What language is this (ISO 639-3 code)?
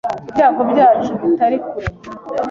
kin